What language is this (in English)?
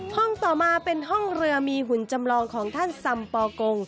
Thai